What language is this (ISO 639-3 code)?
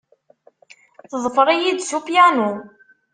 kab